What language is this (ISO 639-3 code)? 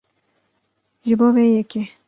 kur